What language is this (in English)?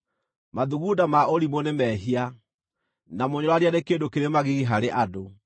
Kikuyu